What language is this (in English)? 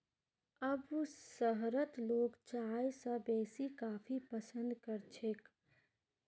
Magahi